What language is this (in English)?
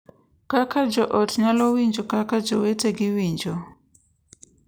Luo (Kenya and Tanzania)